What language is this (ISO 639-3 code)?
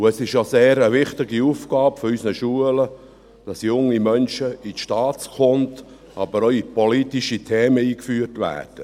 gsw